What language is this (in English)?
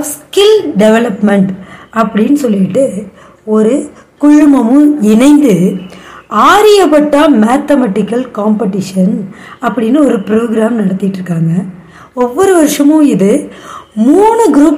Tamil